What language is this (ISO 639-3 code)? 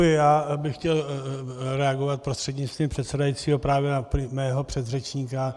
ces